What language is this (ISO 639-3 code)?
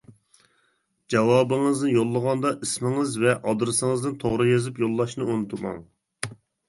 uig